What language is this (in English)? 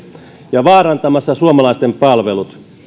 Finnish